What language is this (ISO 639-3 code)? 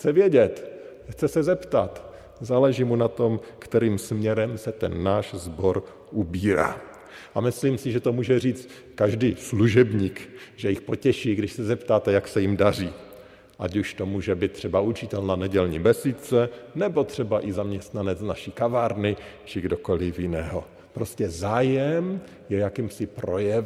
ces